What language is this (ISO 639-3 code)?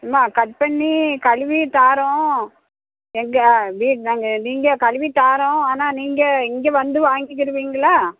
tam